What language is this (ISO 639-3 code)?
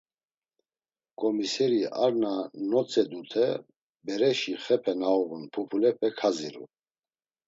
lzz